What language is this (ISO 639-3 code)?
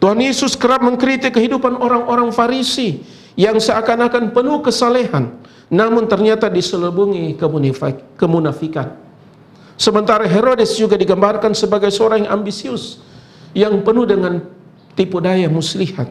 ind